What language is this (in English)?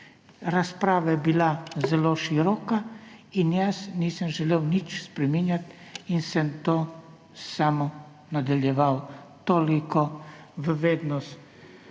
Slovenian